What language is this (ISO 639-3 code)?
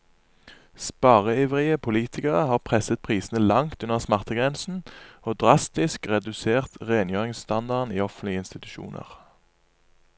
nor